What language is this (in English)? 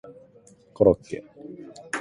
Japanese